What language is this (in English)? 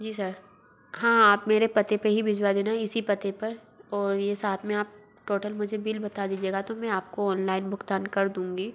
Hindi